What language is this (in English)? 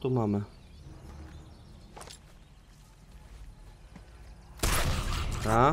Polish